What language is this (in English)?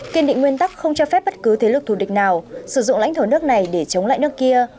Vietnamese